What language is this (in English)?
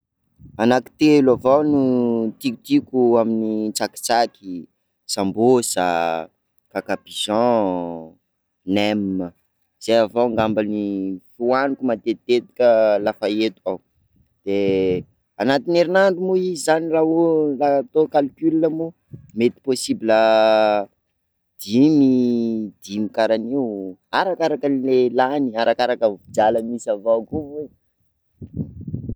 Sakalava Malagasy